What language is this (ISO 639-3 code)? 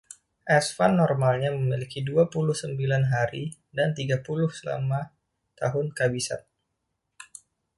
ind